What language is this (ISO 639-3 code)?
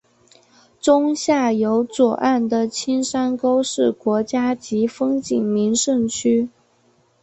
zho